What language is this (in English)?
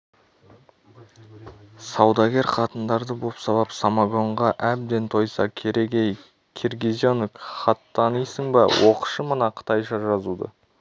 Kazakh